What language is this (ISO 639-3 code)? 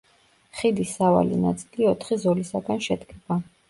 kat